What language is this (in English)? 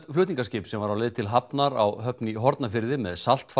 Icelandic